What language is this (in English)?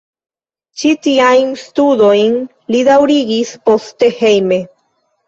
Esperanto